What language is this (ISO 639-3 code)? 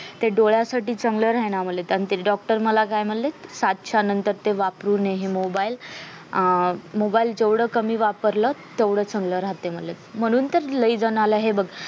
mar